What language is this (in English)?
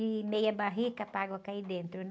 Portuguese